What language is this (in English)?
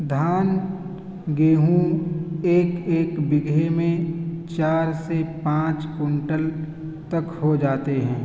Urdu